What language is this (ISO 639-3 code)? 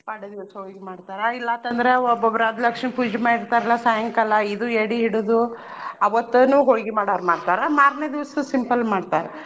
kan